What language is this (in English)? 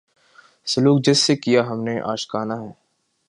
Urdu